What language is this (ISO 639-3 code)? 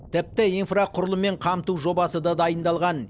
kaz